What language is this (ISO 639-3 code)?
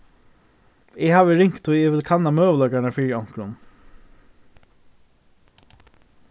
fao